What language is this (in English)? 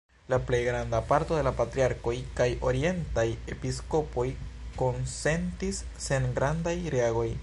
Esperanto